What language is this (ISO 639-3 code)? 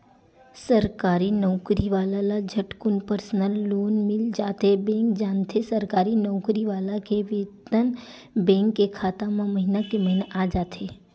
hne